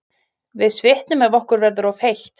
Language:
Icelandic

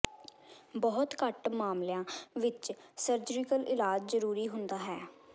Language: Punjabi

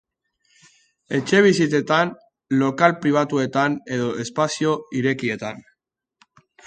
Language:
Basque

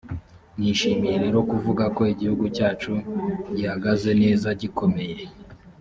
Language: Kinyarwanda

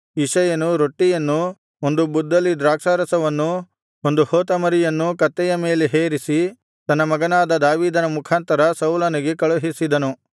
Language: Kannada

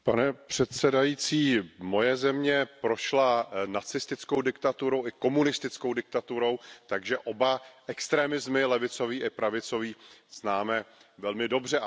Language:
Czech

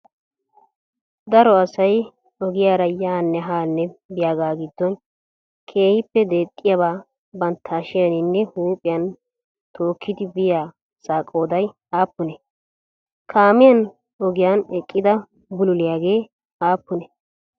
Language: Wolaytta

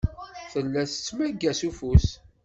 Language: Kabyle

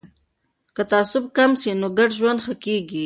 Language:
Pashto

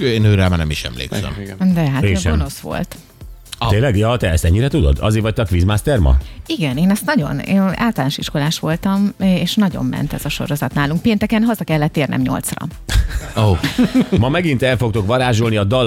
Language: Hungarian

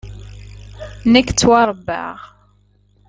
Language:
Kabyle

